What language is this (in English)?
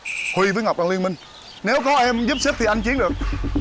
Vietnamese